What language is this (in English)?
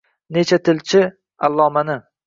Uzbek